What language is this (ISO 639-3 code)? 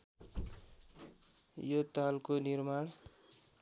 nep